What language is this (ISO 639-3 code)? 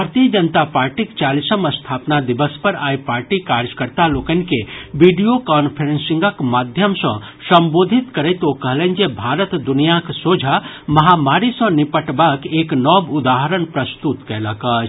mai